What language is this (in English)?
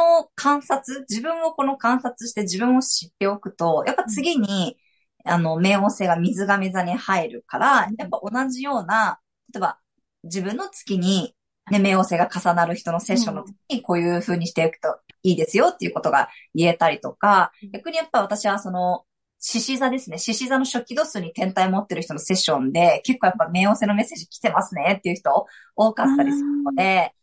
Japanese